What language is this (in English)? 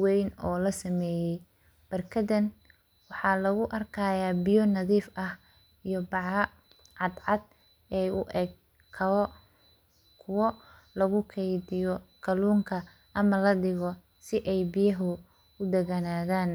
Somali